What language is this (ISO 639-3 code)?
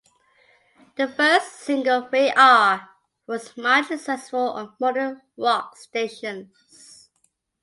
eng